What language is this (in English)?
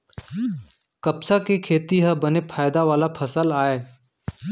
Chhattisgarhi